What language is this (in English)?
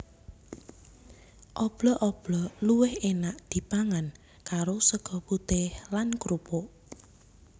Javanese